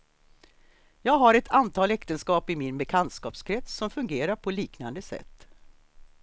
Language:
Swedish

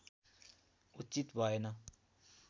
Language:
Nepali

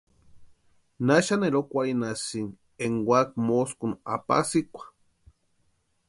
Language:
Western Highland Purepecha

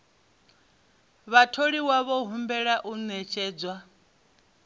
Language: Venda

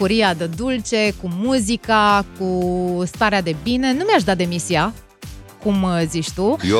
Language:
Romanian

